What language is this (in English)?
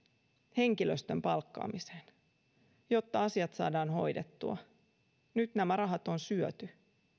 Finnish